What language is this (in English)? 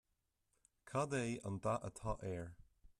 Irish